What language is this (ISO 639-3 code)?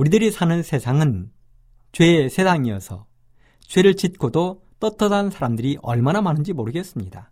kor